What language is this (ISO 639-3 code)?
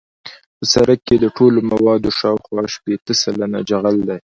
pus